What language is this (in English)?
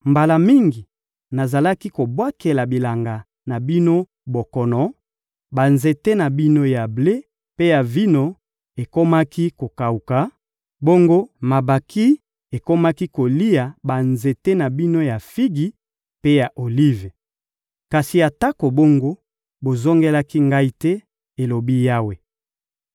Lingala